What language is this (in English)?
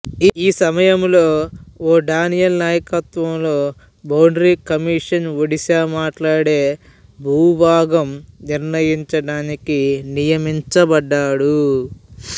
Telugu